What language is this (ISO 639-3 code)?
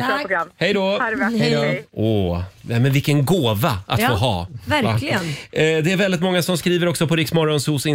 swe